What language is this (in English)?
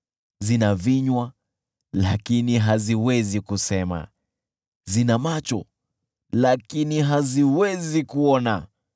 Swahili